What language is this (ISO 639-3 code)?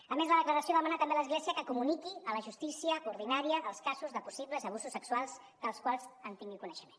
cat